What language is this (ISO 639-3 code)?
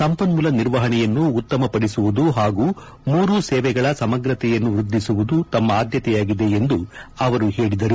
kan